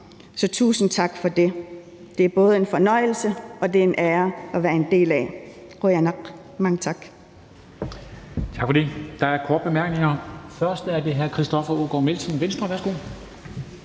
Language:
Danish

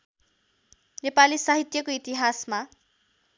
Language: Nepali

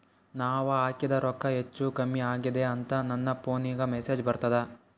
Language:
Kannada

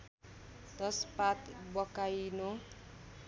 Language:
Nepali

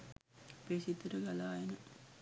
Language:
Sinhala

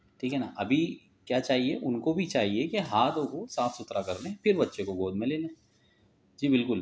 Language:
Urdu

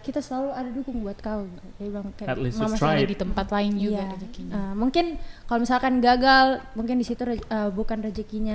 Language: Indonesian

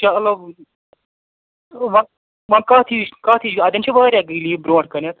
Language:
Kashmiri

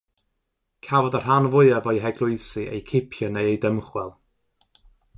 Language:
Welsh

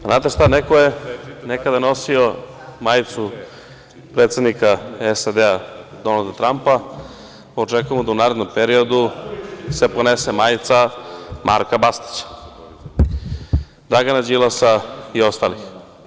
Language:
Serbian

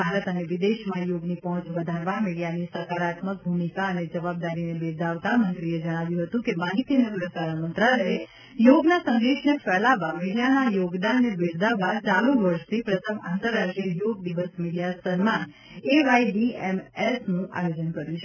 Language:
Gujarati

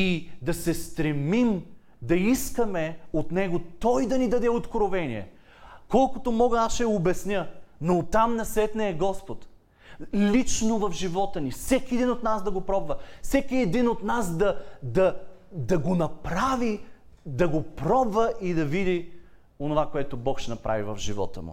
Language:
Bulgarian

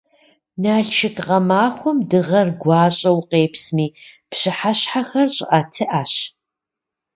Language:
Kabardian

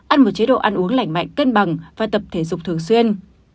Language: Vietnamese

